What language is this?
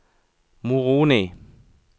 Norwegian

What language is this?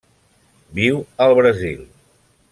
Catalan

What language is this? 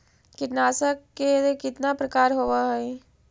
Magahi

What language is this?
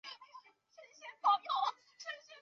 Chinese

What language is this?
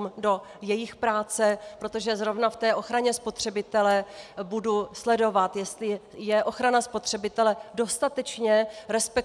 Czech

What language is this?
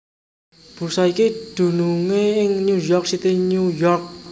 Javanese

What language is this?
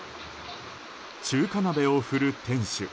Japanese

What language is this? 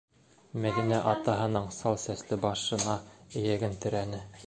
Bashkir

